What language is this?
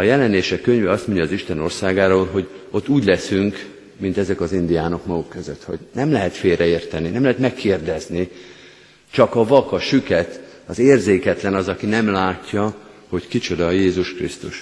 Hungarian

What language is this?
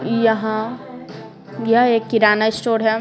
Hindi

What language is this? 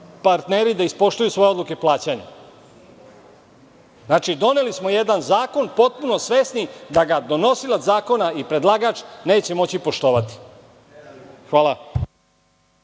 Serbian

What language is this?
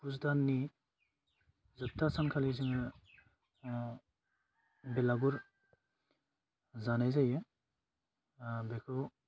Bodo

